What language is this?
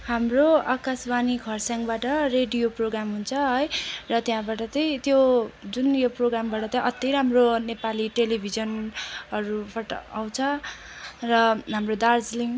Nepali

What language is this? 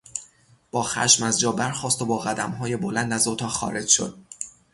Persian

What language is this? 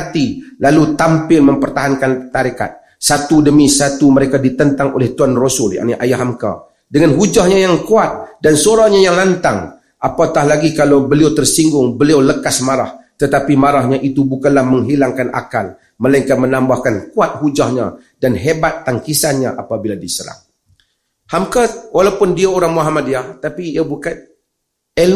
Malay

